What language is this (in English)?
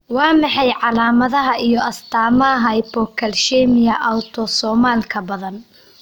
Somali